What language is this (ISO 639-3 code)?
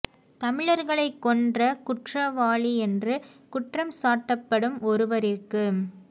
tam